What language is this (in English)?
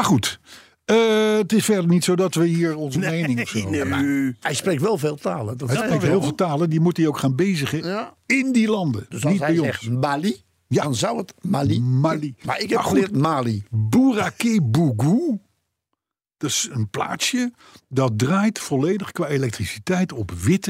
Dutch